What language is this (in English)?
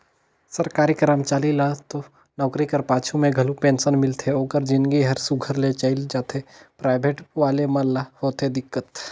Chhattisgarhi